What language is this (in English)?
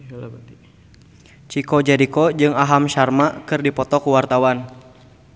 Sundanese